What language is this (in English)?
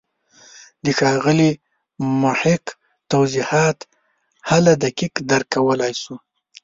Pashto